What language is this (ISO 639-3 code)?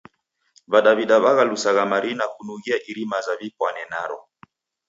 dav